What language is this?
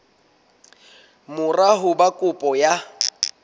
Southern Sotho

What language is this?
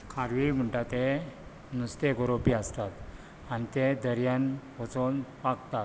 Konkani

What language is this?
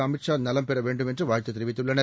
Tamil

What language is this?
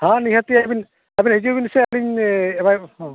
Santali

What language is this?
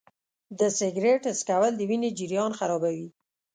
Pashto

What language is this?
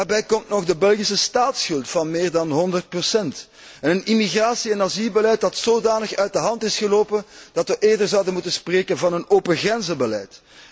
Dutch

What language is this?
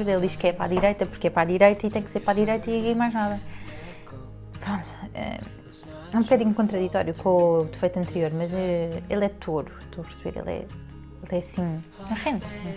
Portuguese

